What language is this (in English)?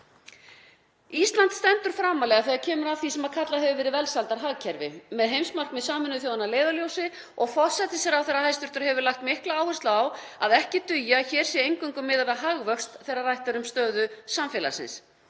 Icelandic